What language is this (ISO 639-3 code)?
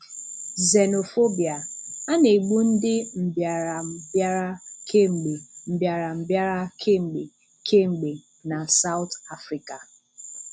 ibo